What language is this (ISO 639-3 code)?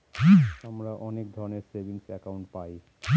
ben